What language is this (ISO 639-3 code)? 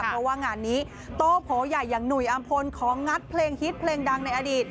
tha